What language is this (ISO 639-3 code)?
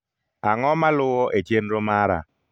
luo